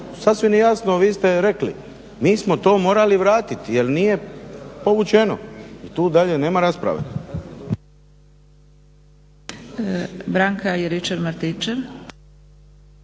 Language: Croatian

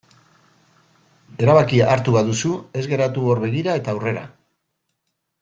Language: Basque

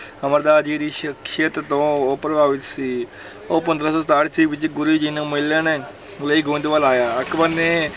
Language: Punjabi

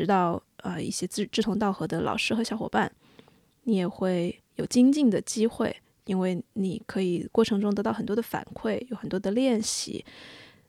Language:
Chinese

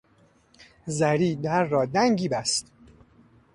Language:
Persian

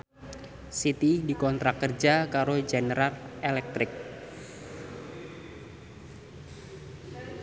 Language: Javanese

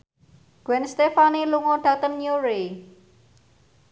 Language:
Javanese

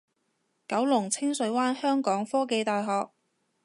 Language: Cantonese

